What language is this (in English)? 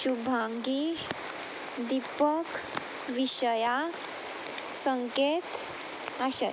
Konkani